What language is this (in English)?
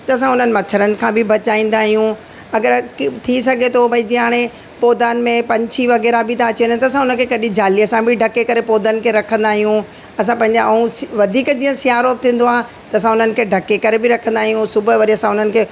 Sindhi